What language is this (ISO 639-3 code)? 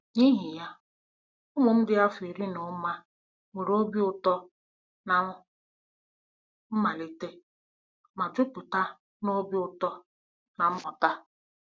ibo